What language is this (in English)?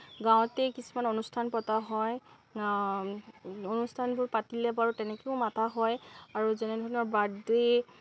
Assamese